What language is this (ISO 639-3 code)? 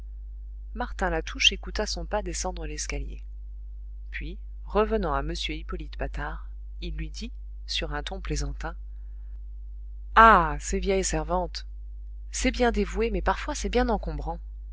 fra